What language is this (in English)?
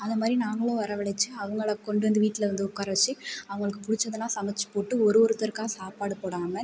Tamil